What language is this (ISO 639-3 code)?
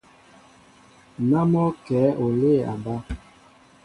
mbo